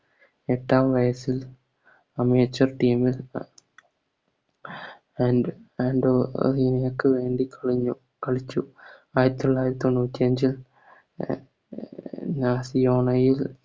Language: Malayalam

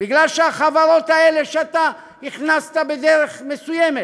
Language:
Hebrew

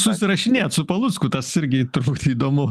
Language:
Lithuanian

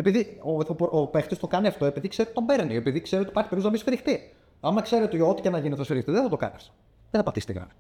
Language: Greek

